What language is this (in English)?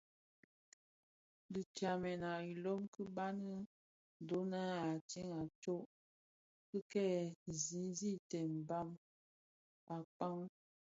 Bafia